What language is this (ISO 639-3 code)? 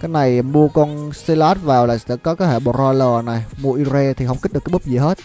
vie